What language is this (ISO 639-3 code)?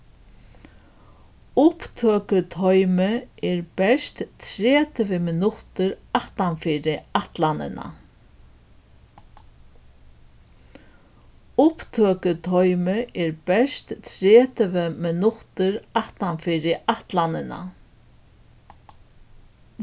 fao